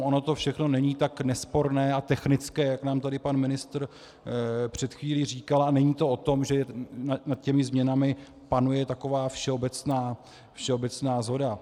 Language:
Czech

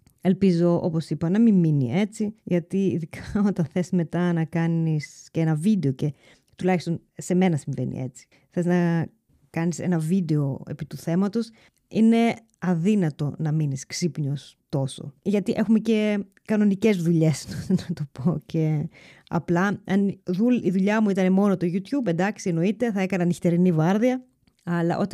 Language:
Greek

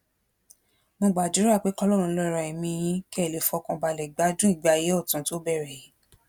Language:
Yoruba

